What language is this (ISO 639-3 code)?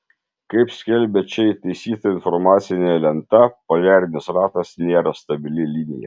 lit